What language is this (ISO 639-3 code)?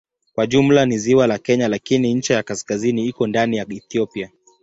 swa